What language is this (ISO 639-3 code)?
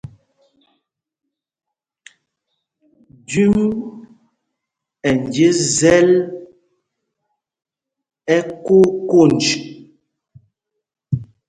mgg